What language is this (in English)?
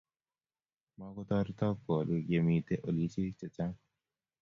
Kalenjin